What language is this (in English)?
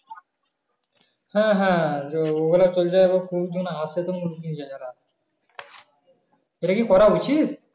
Bangla